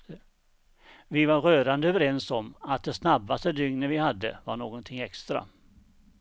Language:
Swedish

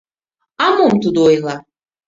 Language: Mari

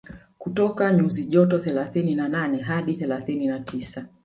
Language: Swahili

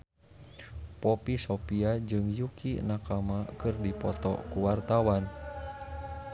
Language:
Sundanese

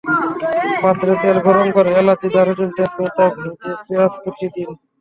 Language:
Bangla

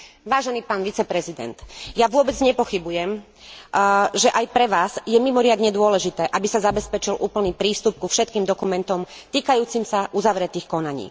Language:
Slovak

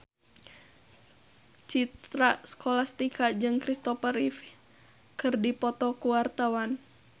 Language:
Sundanese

